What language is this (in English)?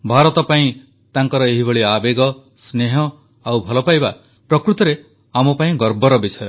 Odia